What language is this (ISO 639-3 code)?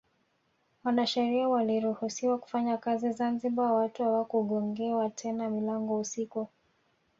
swa